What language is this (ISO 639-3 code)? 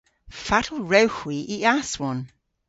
cor